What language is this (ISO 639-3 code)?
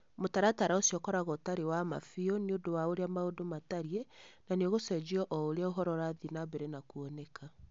kik